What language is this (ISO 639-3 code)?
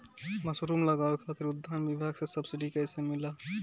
bho